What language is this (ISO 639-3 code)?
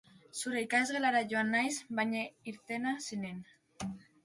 eus